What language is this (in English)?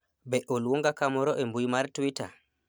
Luo (Kenya and Tanzania)